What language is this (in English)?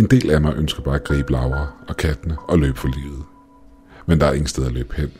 Danish